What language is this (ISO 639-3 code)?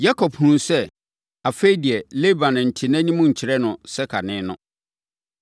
aka